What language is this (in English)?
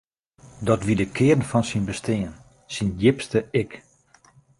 Western Frisian